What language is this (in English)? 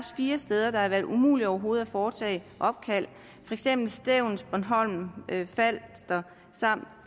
Danish